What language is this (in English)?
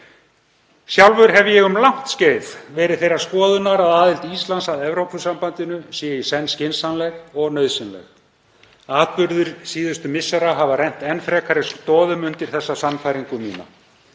Icelandic